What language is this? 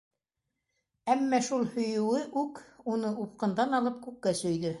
Bashkir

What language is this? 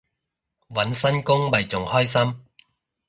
Cantonese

